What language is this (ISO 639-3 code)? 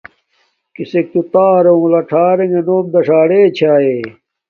dmk